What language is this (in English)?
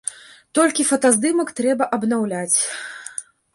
Belarusian